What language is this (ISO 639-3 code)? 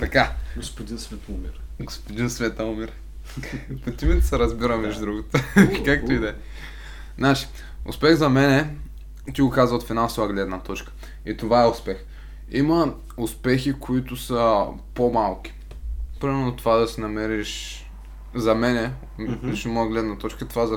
bul